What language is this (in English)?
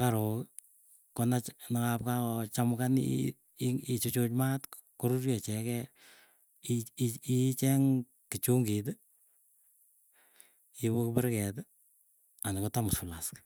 Keiyo